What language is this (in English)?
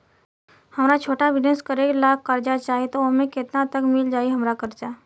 Bhojpuri